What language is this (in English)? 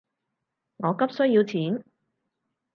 Cantonese